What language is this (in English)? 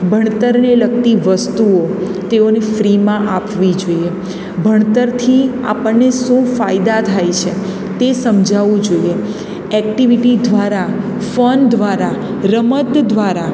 Gujarati